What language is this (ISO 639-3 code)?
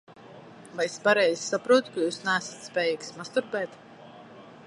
lav